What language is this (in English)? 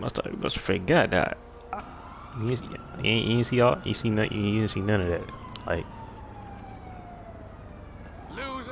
English